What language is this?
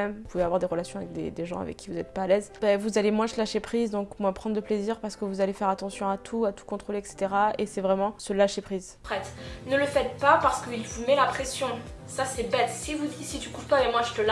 French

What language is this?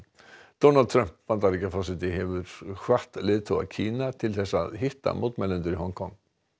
Icelandic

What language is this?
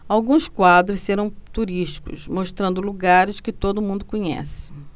Portuguese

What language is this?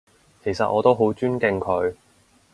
Cantonese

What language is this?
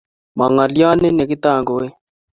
Kalenjin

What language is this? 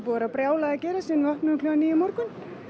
Icelandic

